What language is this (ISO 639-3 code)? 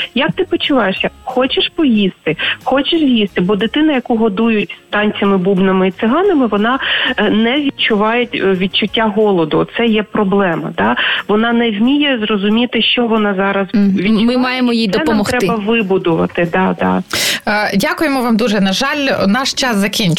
ukr